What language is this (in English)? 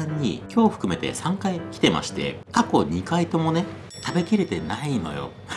Japanese